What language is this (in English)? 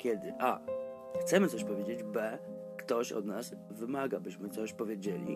Polish